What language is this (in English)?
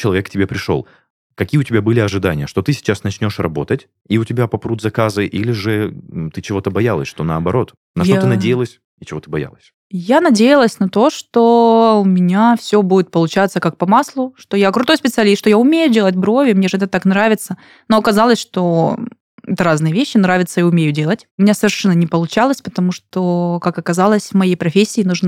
Russian